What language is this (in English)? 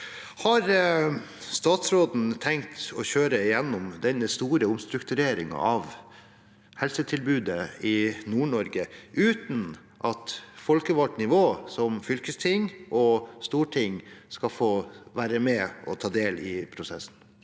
Norwegian